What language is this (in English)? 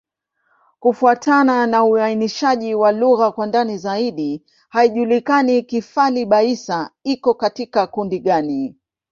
Swahili